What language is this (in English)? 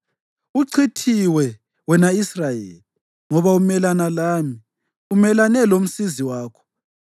North Ndebele